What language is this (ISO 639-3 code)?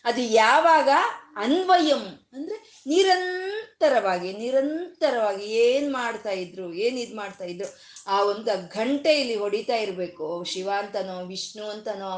kan